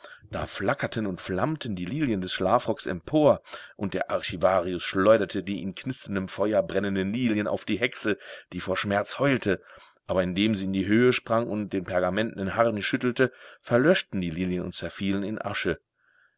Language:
German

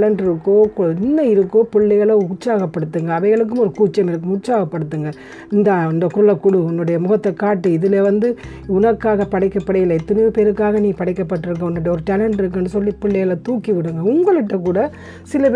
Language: Tamil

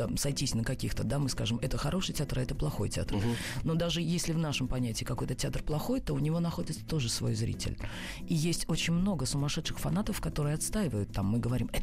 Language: Russian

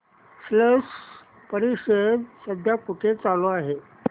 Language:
Marathi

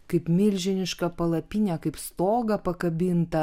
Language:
Lithuanian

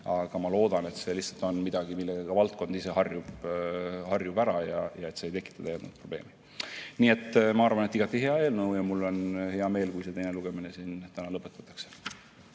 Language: Estonian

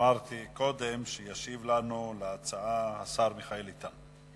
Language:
Hebrew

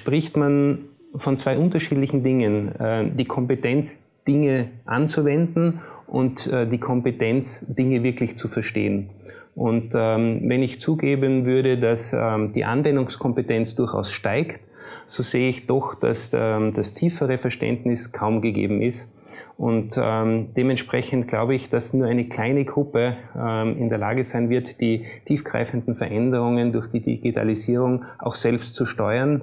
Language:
German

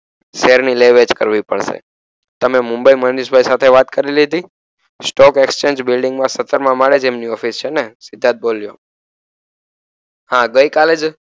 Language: Gujarati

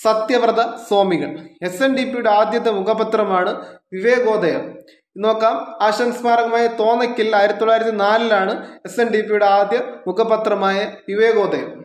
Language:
Malayalam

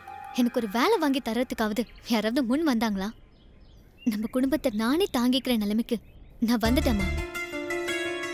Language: Hindi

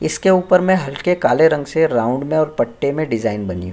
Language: Hindi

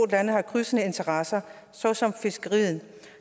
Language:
Danish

